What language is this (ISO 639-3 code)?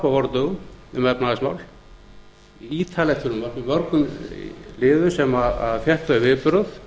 isl